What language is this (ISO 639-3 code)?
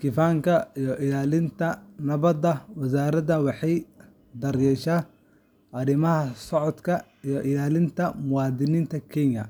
som